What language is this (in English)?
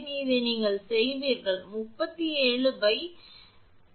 Tamil